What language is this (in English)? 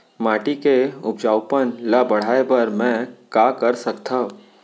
Chhattisgarhi